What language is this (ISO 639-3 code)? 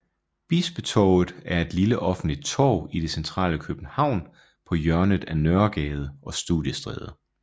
dan